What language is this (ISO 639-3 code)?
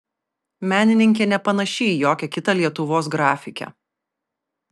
lit